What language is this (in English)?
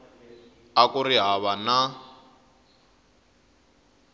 Tsonga